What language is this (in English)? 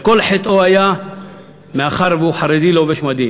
Hebrew